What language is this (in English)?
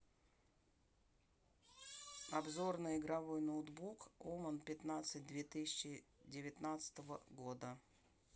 Russian